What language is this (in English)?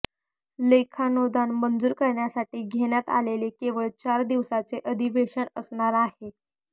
Marathi